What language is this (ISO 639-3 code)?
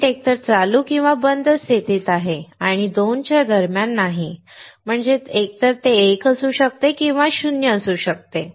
mar